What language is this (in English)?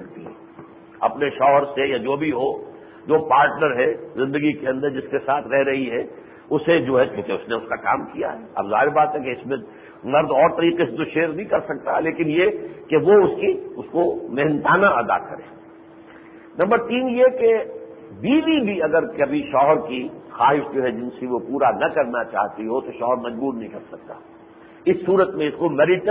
Urdu